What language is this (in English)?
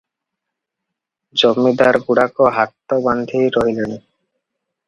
Odia